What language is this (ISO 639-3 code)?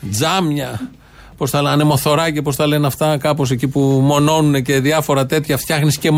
ell